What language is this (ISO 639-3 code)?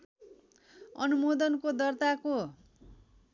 nep